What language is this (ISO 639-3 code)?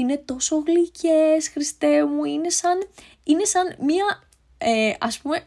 ell